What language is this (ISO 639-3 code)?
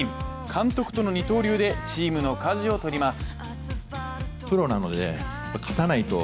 jpn